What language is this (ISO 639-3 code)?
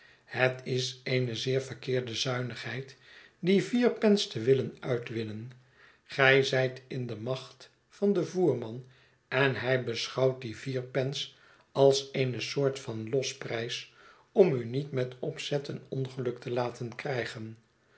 nld